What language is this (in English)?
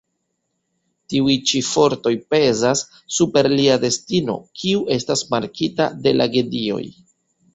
Esperanto